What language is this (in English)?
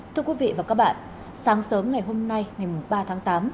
Vietnamese